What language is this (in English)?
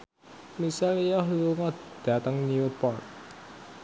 Javanese